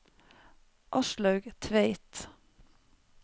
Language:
Norwegian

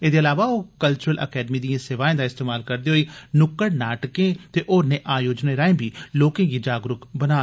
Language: Dogri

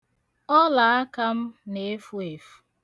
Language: Igbo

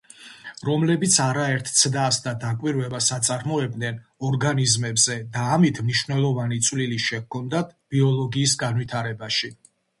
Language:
Georgian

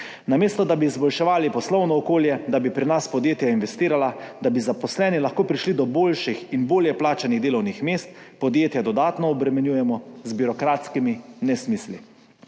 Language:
Slovenian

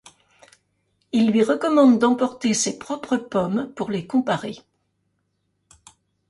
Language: French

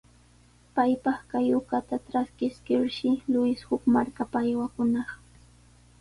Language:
Sihuas Ancash Quechua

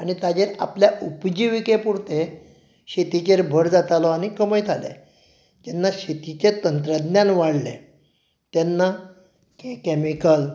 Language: Konkani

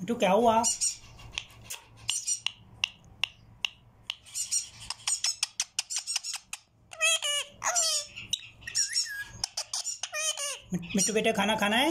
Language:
Hindi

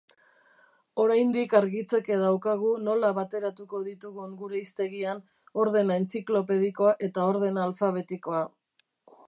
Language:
Basque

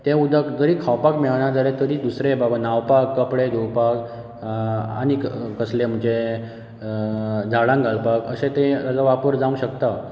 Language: Konkani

